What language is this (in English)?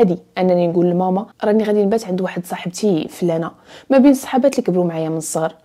Arabic